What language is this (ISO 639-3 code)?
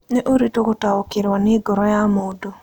kik